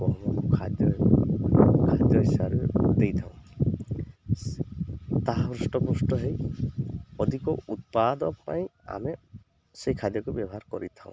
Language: Odia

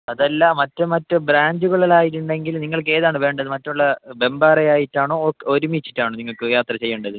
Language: Malayalam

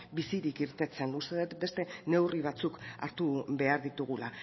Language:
Basque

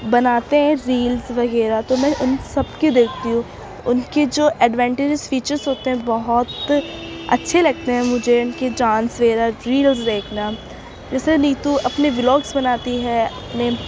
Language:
Urdu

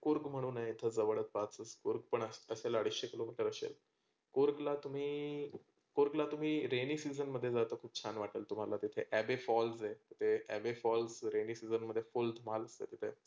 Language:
Marathi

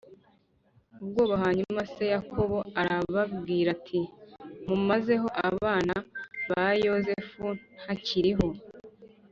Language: Kinyarwanda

